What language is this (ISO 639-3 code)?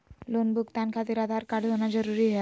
mag